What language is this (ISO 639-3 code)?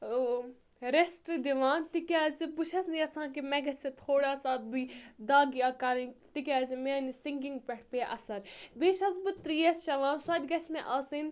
kas